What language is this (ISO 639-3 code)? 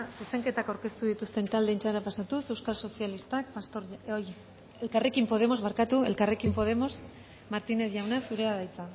eus